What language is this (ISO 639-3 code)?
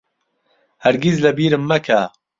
ckb